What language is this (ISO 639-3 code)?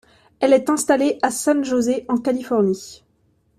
fra